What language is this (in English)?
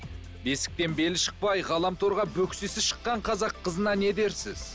Kazakh